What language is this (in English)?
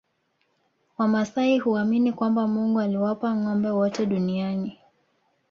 Swahili